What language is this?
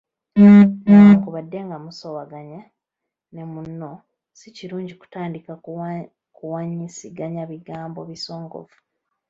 Ganda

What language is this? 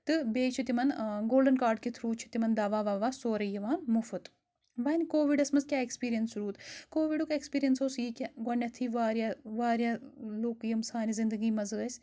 Kashmiri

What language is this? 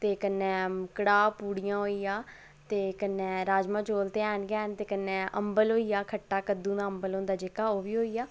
Dogri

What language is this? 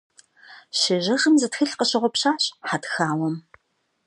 Kabardian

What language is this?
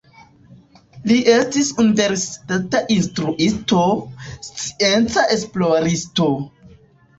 Esperanto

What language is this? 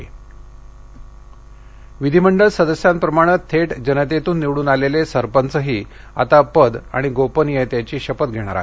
Marathi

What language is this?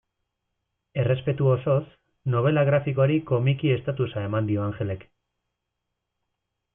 Basque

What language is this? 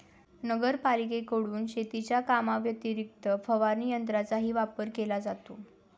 Marathi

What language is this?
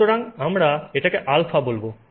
Bangla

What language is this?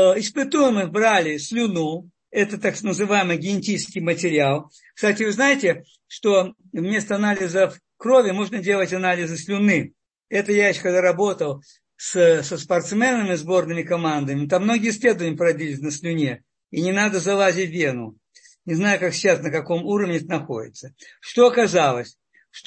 Russian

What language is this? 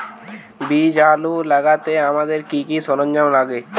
Bangla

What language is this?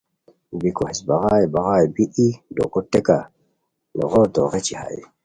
Khowar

